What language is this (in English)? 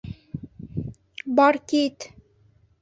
Bashkir